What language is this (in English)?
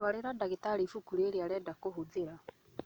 Kikuyu